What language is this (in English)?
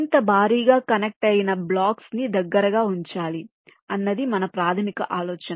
Telugu